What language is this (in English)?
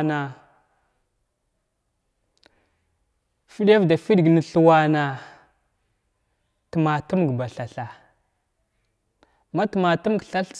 Glavda